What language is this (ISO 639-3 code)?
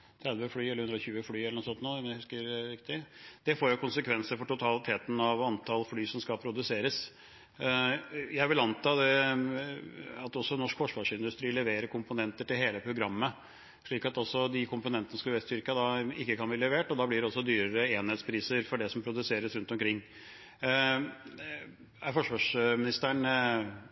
nob